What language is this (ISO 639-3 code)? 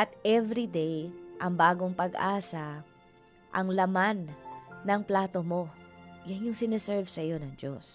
fil